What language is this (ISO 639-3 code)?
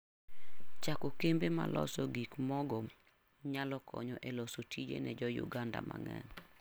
luo